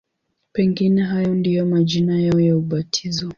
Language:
Swahili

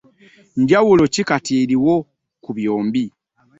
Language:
Ganda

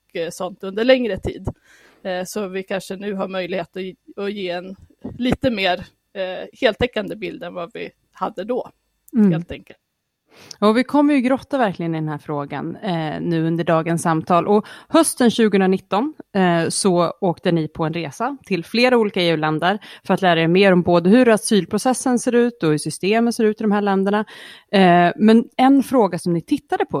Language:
Swedish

